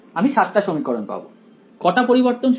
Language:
Bangla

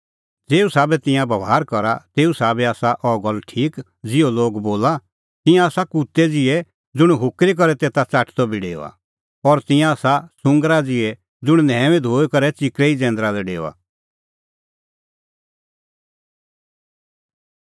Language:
Kullu Pahari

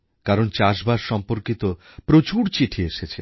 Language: Bangla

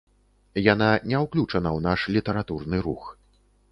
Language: Belarusian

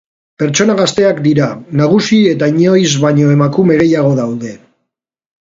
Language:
Basque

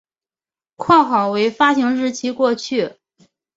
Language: Chinese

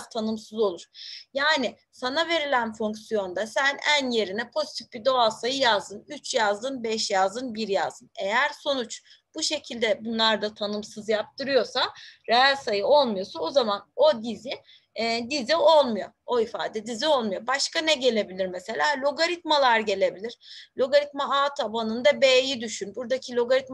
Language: Turkish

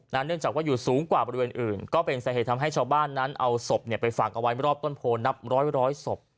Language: Thai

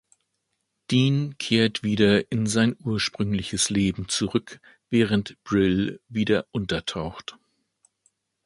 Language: German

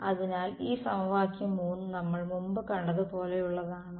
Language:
Malayalam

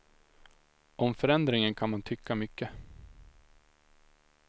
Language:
Swedish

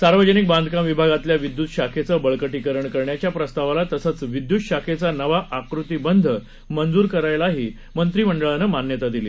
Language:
Marathi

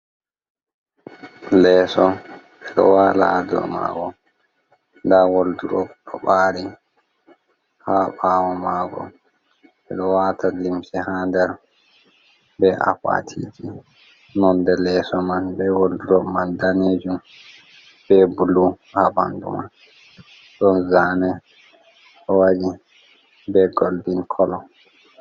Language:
Fula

